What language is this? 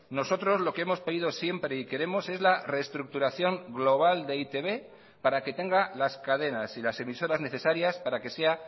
Spanish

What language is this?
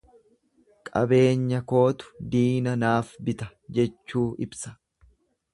Oromo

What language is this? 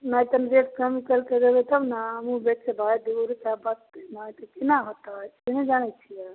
Maithili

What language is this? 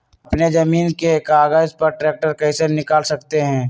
Magahi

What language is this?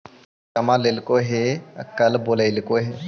Magahi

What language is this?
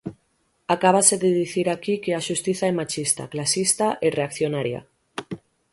Galician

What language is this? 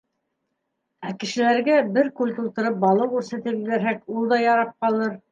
Bashkir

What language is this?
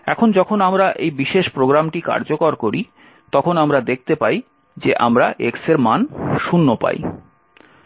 Bangla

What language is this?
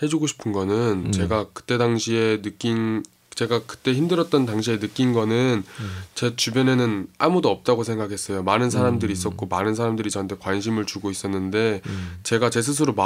Korean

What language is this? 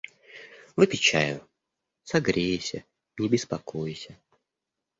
Russian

